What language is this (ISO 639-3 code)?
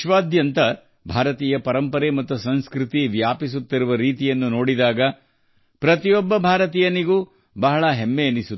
kan